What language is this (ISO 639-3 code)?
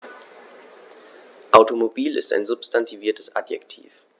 deu